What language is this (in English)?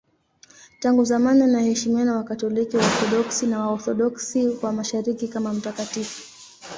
Swahili